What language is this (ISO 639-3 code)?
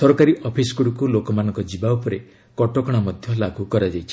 ori